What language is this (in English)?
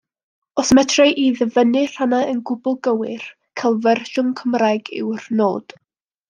Welsh